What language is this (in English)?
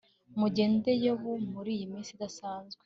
Kinyarwanda